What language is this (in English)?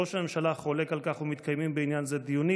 Hebrew